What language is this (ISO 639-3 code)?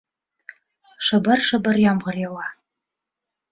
bak